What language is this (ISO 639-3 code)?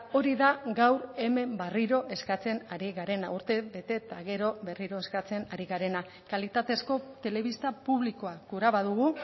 eus